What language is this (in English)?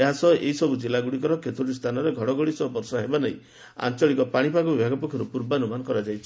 Odia